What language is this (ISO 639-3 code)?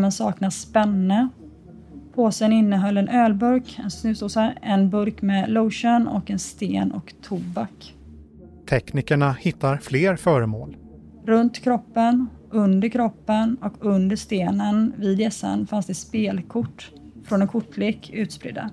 swe